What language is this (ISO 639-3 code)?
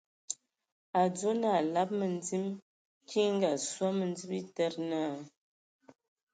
ewo